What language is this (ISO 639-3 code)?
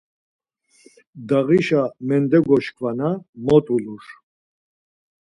lzz